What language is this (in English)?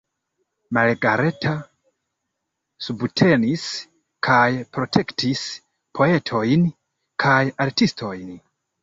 Esperanto